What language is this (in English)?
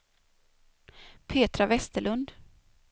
Swedish